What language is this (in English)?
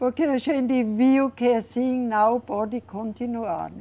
Portuguese